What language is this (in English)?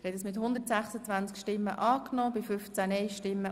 Swiss German